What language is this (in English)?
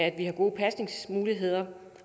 Danish